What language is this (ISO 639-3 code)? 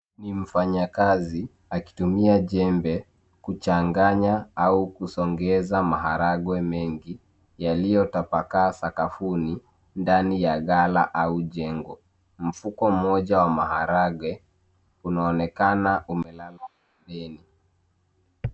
swa